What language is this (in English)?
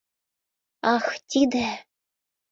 Mari